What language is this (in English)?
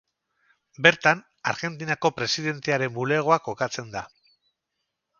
Basque